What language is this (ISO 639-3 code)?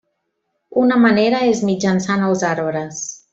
cat